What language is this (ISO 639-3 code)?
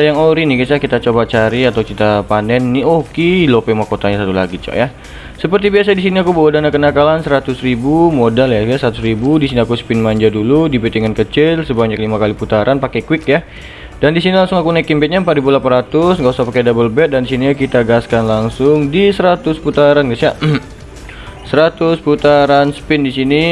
ind